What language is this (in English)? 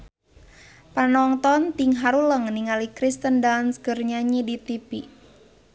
Sundanese